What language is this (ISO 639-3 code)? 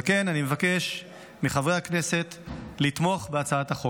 heb